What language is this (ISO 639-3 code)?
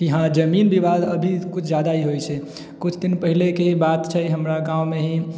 mai